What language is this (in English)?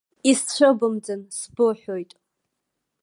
Abkhazian